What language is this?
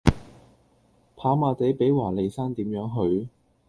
Cantonese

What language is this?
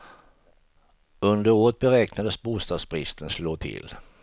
Swedish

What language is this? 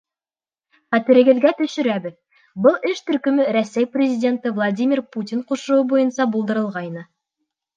Bashkir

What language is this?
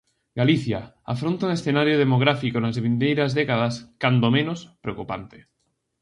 Galician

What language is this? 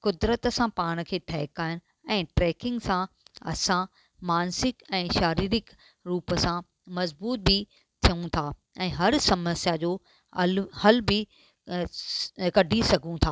Sindhi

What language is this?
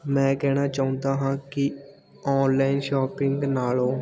Punjabi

